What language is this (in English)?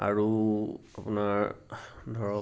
Assamese